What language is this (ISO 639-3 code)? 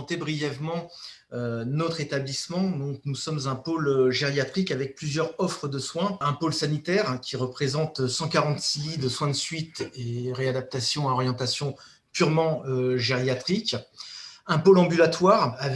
fra